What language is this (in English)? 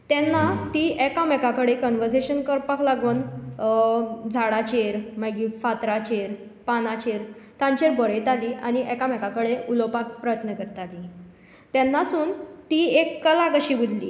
Konkani